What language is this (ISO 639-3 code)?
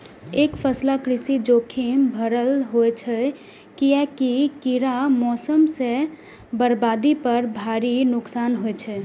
mai